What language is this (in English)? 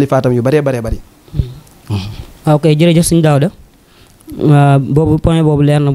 Arabic